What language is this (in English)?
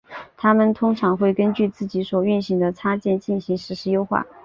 Chinese